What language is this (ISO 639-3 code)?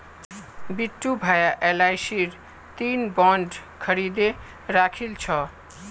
mag